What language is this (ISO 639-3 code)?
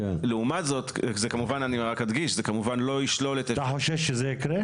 heb